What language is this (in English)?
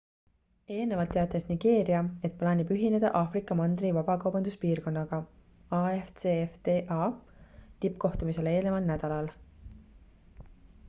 Estonian